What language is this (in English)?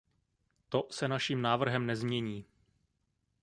Czech